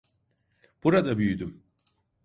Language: Turkish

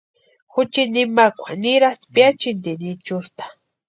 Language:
Western Highland Purepecha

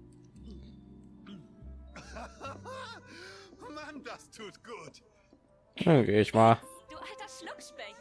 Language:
German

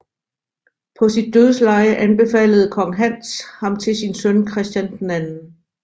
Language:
Danish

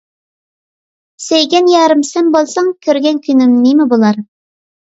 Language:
Uyghur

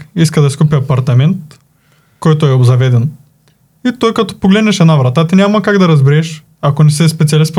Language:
Bulgarian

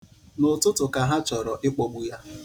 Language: Igbo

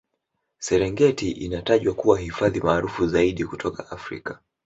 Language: Swahili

